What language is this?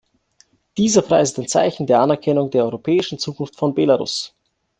German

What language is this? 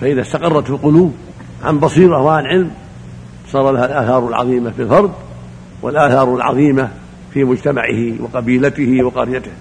Arabic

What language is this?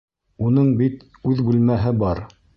Bashkir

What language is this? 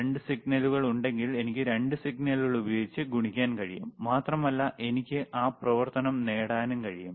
Malayalam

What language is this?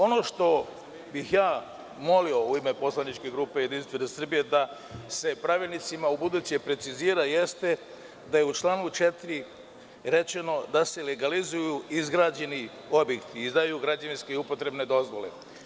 Serbian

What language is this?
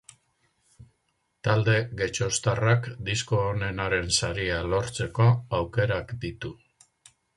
Basque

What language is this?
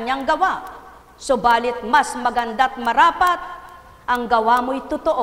Filipino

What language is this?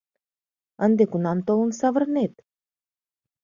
Mari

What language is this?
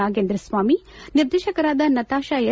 Kannada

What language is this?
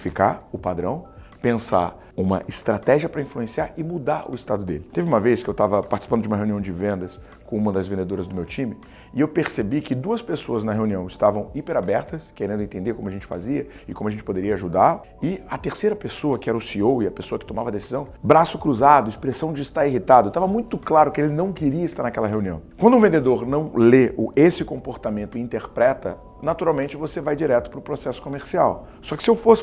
Portuguese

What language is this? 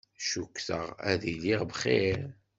Kabyle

